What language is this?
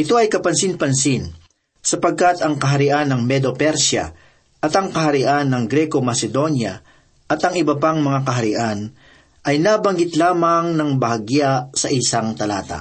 Filipino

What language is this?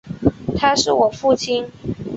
Chinese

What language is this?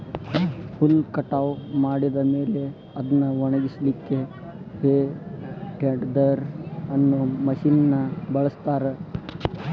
Kannada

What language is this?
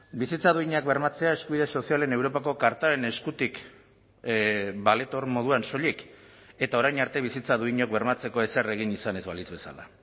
Basque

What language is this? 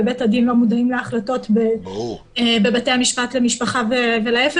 Hebrew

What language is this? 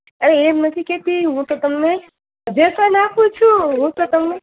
Gujarati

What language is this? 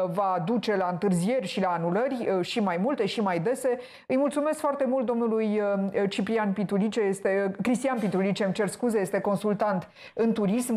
Romanian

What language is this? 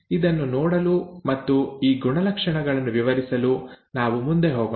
Kannada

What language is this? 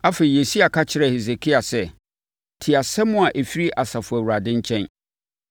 Akan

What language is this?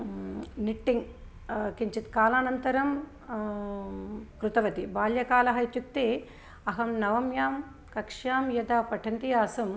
Sanskrit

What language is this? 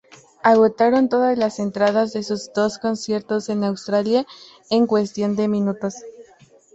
Spanish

